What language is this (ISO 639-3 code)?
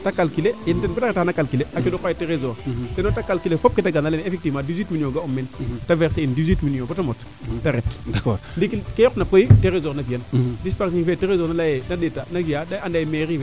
srr